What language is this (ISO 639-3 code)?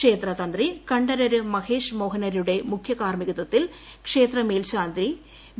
mal